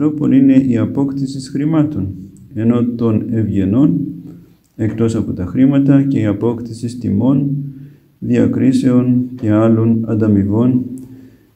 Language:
Greek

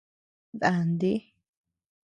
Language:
Tepeuxila Cuicatec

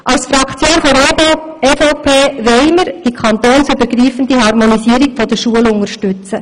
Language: Swiss German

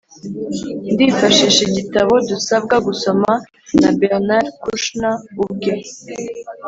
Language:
Kinyarwanda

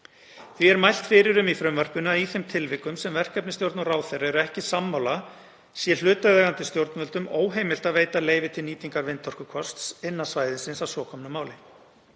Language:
Icelandic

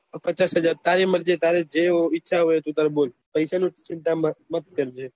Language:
Gujarati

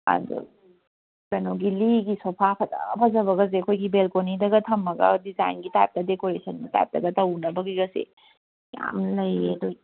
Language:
Manipuri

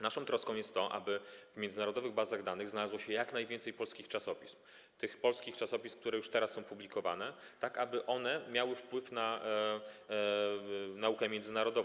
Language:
Polish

